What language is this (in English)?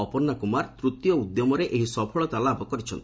Odia